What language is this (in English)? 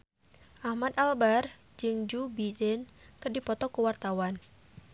Sundanese